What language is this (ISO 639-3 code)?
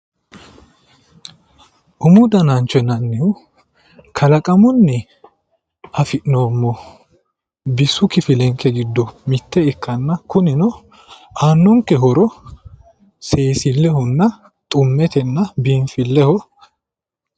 sid